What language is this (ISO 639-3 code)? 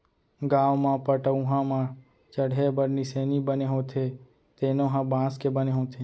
hne